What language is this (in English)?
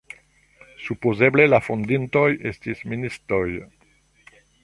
Esperanto